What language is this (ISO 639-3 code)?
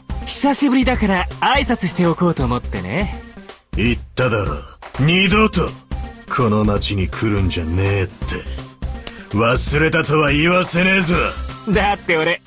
jpn